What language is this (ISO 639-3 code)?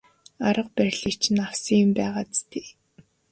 mon